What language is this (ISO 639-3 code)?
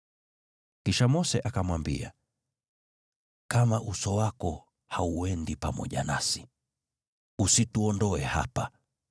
swa